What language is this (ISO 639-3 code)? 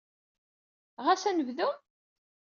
kab